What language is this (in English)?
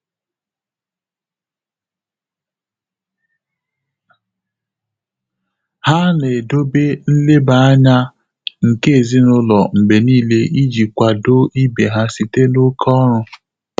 Igbo